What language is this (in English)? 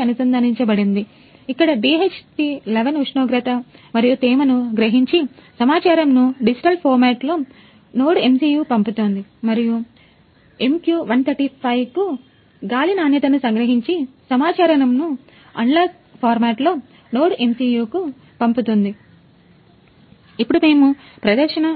Telugu